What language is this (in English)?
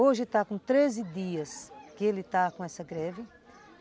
Portuguese